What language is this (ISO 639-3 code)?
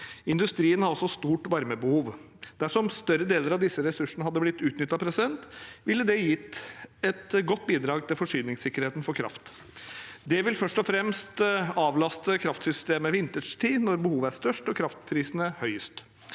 nor